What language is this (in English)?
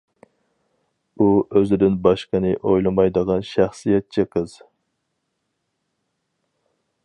Uyghur